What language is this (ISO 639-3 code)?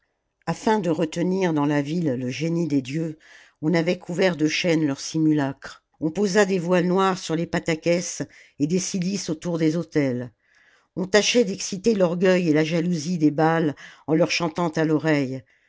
fra